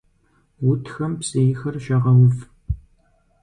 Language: Kabardian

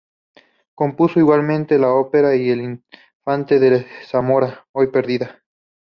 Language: Spanish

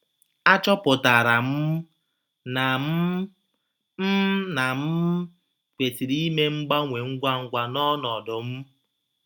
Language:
Igbo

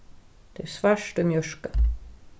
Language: Faroese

